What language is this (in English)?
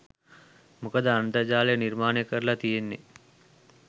Sinhala